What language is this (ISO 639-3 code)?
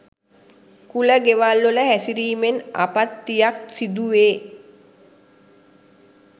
sin